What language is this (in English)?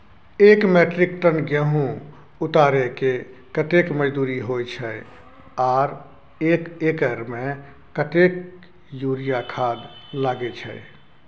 Maithili